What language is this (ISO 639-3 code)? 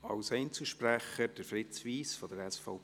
gsw